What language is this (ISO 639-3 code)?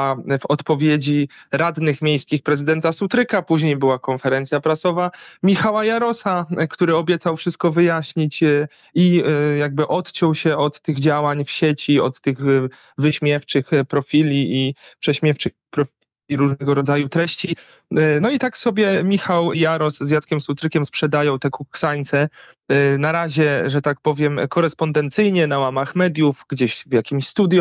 pol